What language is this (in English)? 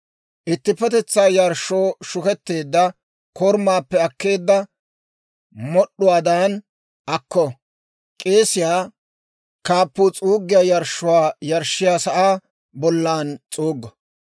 Dawro